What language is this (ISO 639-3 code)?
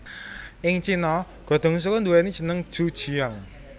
jav